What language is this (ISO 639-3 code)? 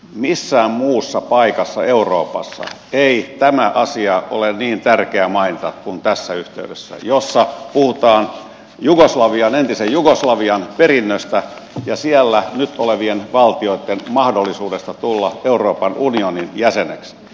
fin